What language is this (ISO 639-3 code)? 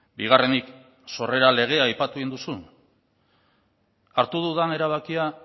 eus